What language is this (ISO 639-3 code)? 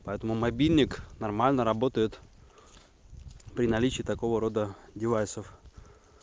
rus